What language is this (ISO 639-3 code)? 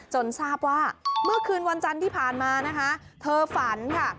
tha